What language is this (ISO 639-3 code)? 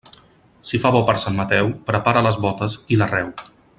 cat